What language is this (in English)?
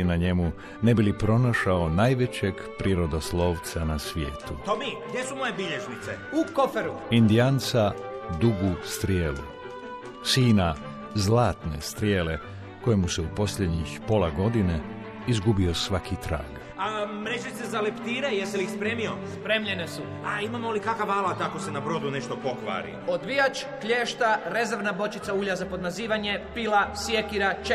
Croatian